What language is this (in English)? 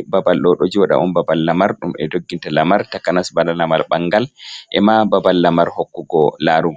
Fula